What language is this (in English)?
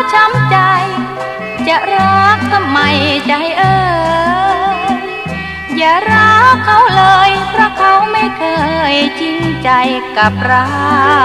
Thai